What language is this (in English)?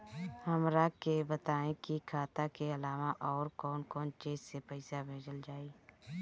Bhojpuri